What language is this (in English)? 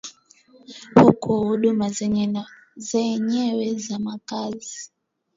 Swahili